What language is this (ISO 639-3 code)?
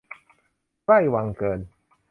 tha